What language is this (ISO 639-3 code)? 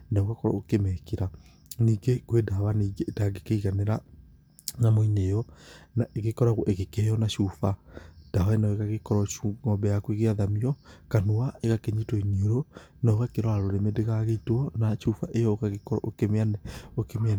kik